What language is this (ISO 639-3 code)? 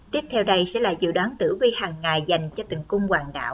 vie